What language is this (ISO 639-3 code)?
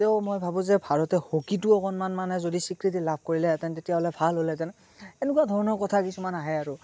asm